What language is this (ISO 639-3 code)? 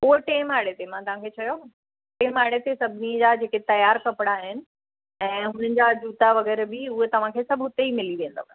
snd